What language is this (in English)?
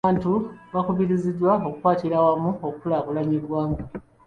Ganda